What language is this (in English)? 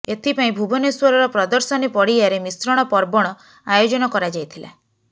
Odia